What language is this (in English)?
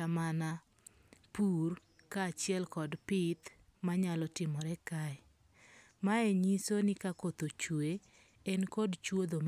Luo (Kenya and Tanzania)